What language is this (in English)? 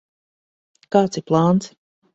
Latvian